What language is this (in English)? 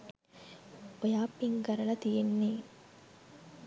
Sinhala